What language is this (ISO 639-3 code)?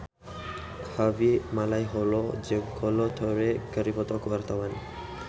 sun